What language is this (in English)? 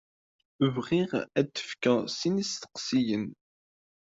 Kabyle